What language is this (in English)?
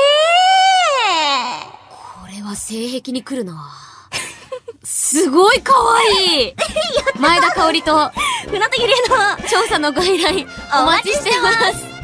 Japanese